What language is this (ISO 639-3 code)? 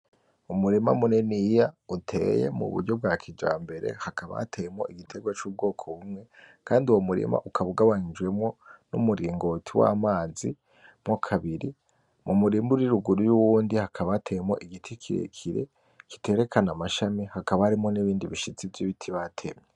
run